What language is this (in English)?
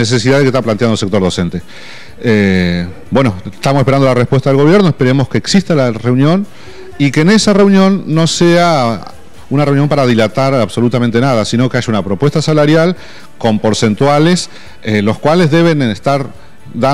Spanish